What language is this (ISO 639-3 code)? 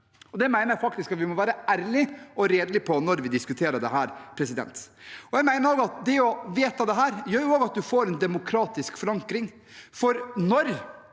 nor